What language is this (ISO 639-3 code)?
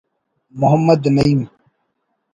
brh